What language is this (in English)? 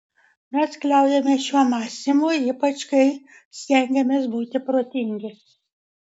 Lithuanian